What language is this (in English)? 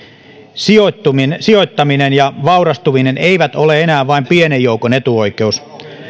Finnish